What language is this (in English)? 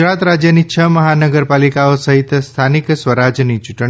Gujarati